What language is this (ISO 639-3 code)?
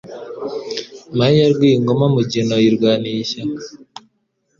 kin